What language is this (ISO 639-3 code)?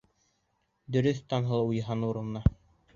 bak